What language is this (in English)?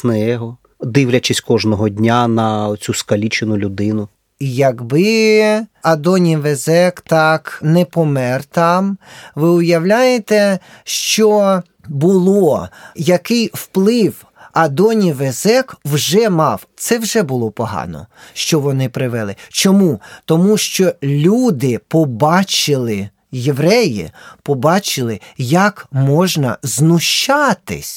Ukrainian